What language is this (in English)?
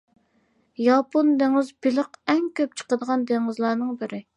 Uyghur